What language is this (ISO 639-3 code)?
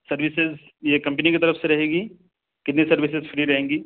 urd